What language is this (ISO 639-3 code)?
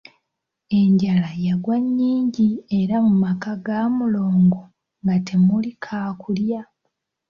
lug